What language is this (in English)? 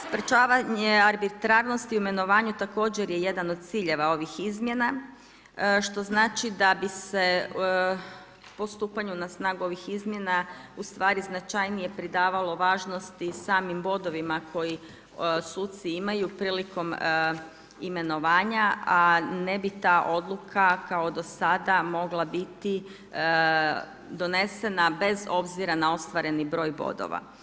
Croatian